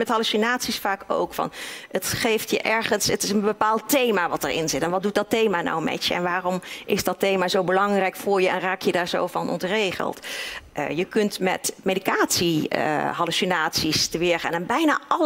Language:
Dutch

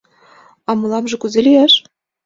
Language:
Mari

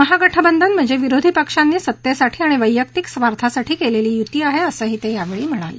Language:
Marathi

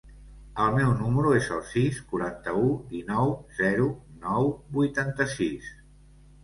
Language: Catalan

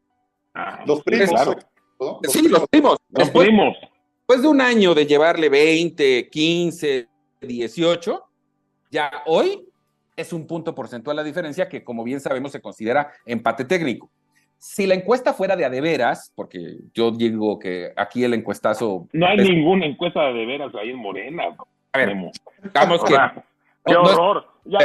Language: Spanish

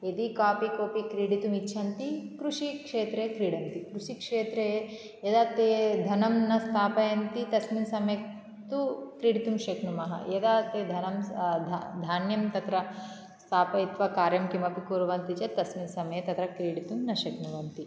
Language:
Sanskrit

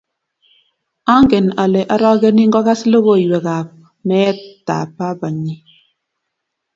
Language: Kalenjin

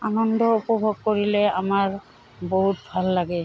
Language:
Assamese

